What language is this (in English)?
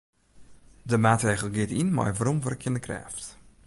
Western Frisian